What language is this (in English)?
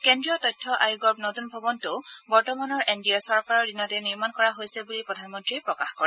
Assamese